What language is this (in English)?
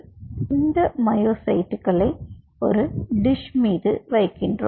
Tamil